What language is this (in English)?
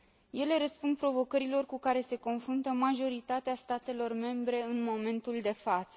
Romanian